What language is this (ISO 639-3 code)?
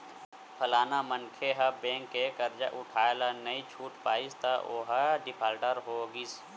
hne